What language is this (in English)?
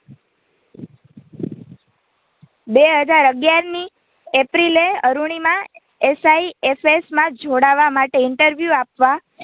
Gujarati